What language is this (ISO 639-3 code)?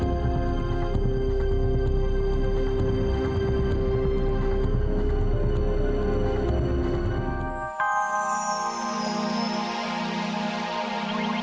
ind